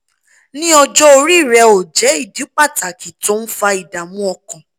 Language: Yoruba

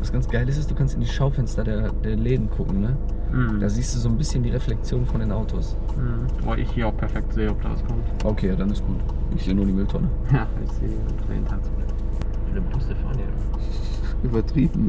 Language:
German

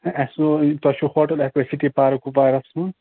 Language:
Kashmiri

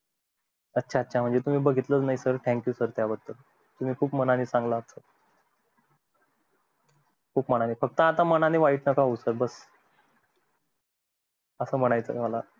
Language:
Marathi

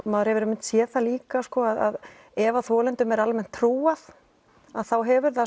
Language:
Icelandic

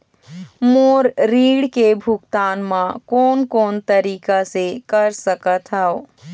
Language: Chhattisgarhi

